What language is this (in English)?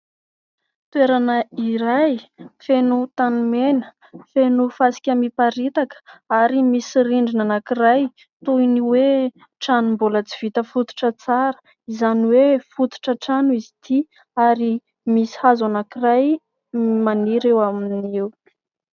Malagasy